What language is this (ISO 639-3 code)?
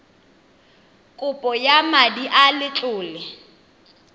tsn